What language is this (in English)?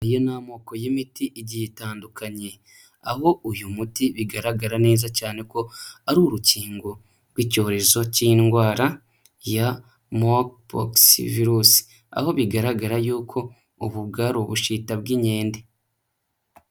Kinyarwanda